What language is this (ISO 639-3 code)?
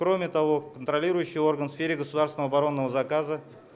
rus